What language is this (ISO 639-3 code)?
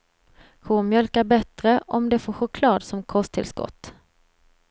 swe